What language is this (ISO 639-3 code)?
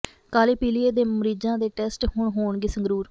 pan